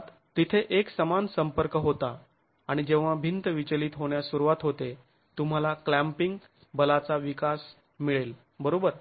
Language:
Marathi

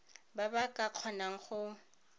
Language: Tswana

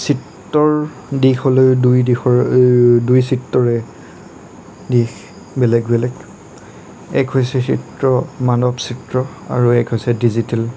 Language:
Assamese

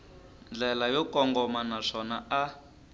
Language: Tsonga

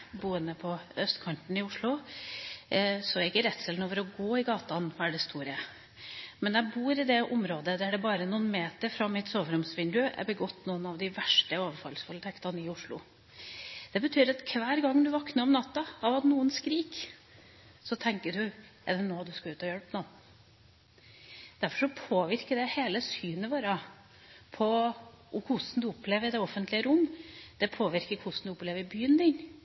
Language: Norwegian Bokmål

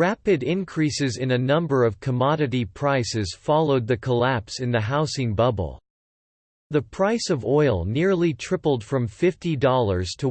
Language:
English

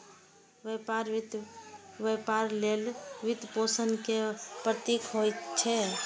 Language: Maithili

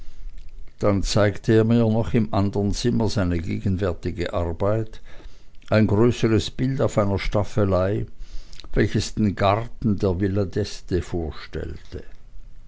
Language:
German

